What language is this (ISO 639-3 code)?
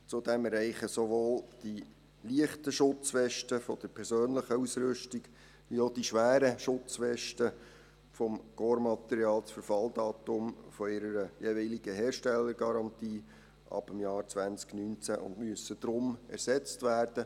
gsw